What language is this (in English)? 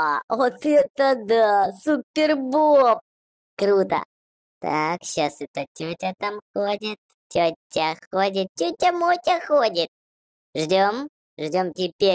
Russian